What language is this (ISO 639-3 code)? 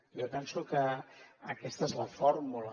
cat